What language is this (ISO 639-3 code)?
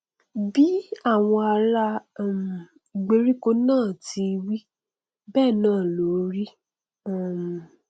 yor